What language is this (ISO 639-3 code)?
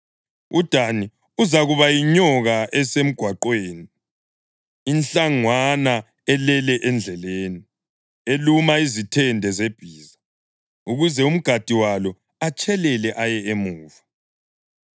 nde